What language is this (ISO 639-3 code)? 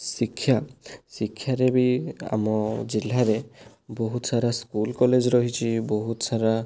ori